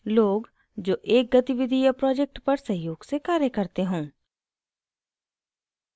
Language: Hindi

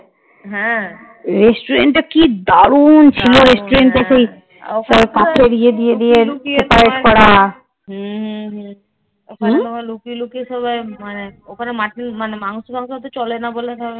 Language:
Bangla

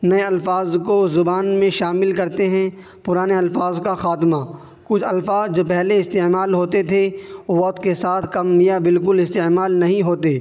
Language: Urdu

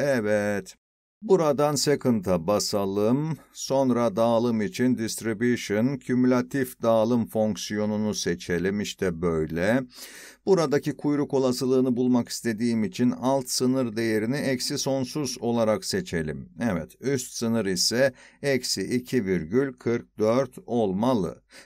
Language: Turkish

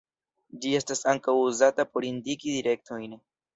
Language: Esperanto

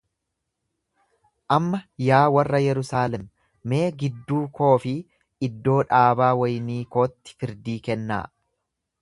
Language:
Oromo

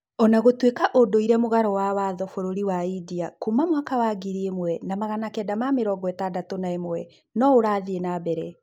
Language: Kikuyu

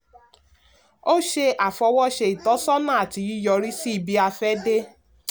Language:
Yoruba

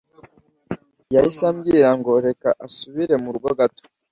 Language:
Kinyarwanda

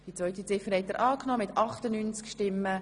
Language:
Swiss German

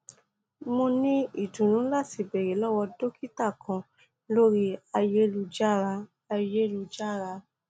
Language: Yoruba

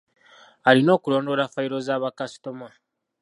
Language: Ganda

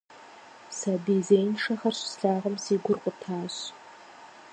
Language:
Kabardian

